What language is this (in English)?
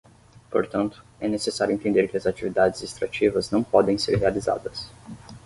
Portuguese